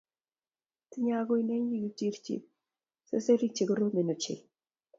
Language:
Kalenjin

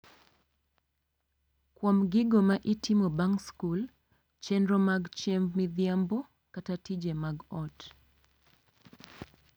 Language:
Luo (Kenya and Tanzania)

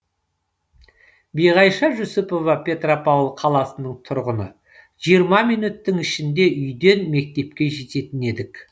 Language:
Kazakh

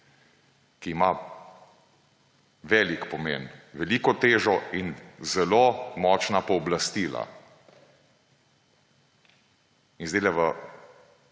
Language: Slovenian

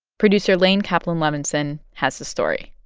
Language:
English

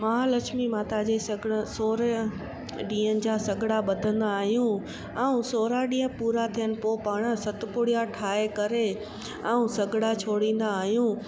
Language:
Sindhi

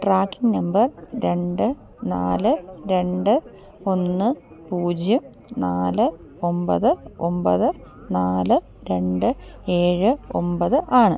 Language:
Malayalam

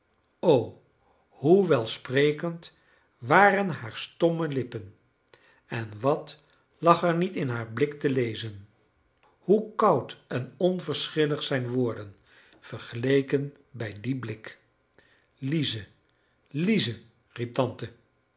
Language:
Dutch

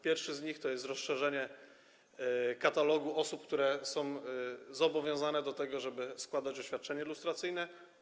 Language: Polish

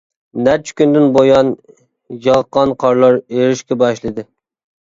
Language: Uyghur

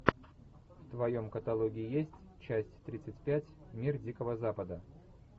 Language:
Russian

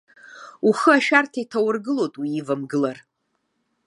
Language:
Abkhazian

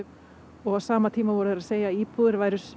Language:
Icelandic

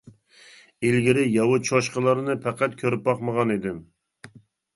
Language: Uyghur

